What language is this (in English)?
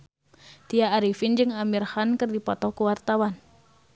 Sundanese